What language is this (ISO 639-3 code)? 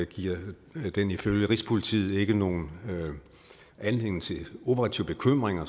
dan